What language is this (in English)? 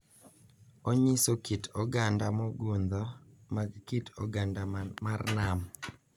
Luo (Kenya and Tanzania)